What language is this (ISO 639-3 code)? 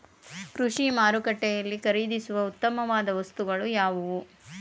kan